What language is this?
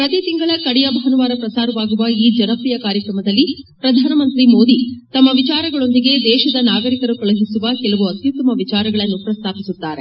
Kannada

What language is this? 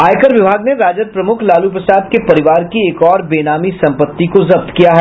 Hindi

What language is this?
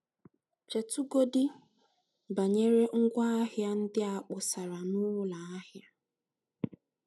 Igbo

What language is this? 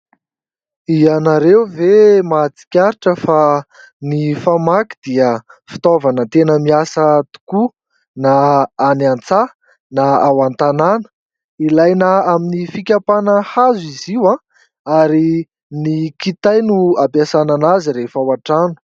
Malagasy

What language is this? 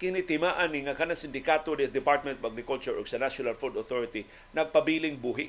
Filipino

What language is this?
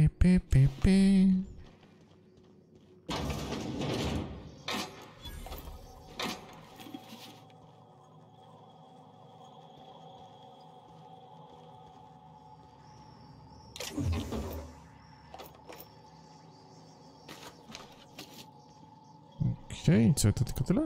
Polish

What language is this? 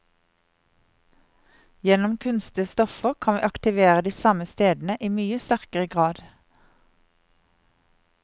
Norwegian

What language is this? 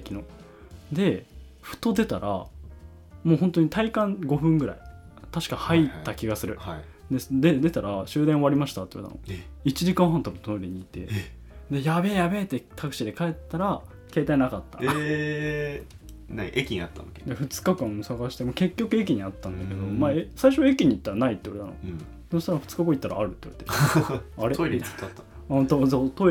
Japanese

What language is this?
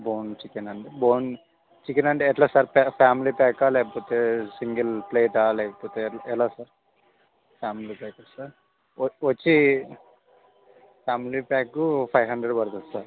Telugu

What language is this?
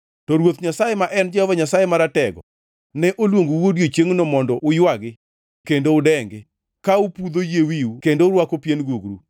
Luo (Kenya and Tanzania)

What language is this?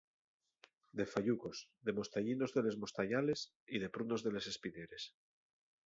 Asturian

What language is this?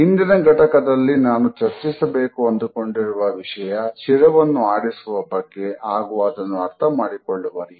Kannada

